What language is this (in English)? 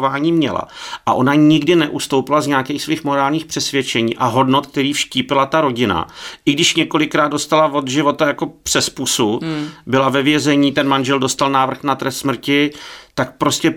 Czech